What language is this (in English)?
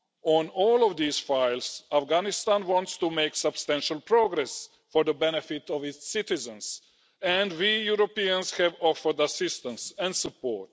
English